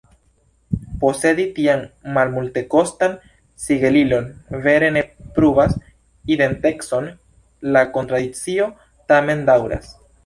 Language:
Esperanto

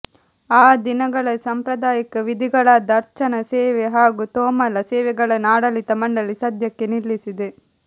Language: Kannada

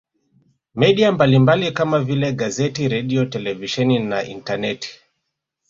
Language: Swahili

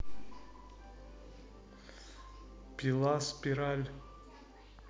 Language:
Russian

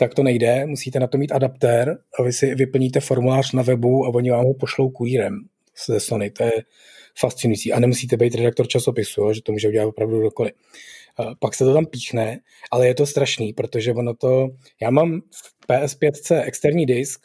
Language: Czech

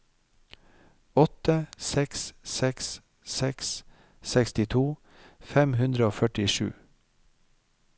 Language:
Norwegian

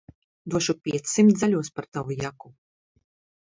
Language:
Latvian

